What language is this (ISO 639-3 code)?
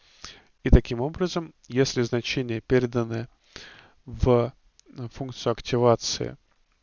rus